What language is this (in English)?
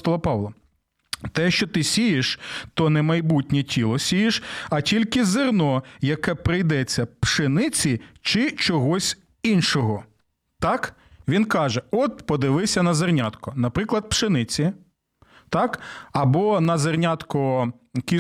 Ukrainian